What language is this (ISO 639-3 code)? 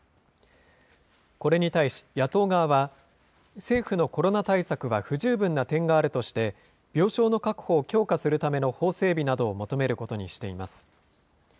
jpn